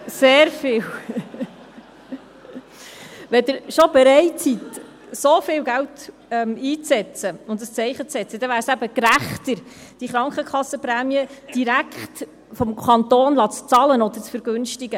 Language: Swiss German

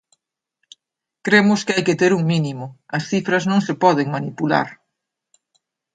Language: Galician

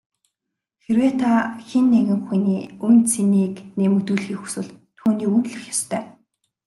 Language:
Mongolian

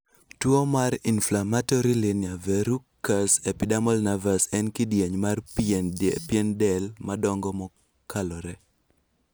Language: Luo (Kenya and Tanzania)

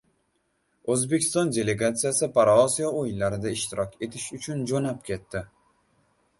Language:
Uzbek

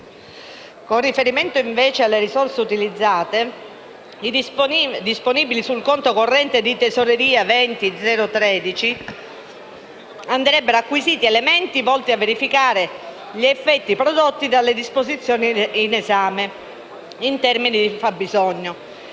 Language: Italian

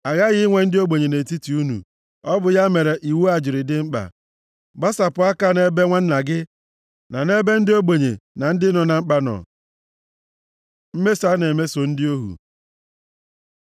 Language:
Igbo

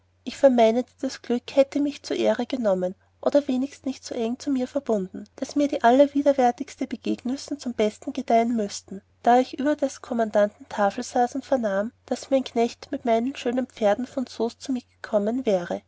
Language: German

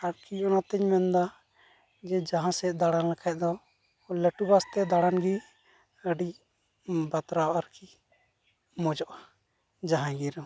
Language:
Santali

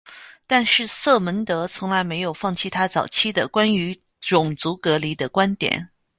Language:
Chinese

